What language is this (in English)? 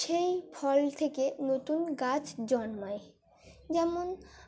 Bangla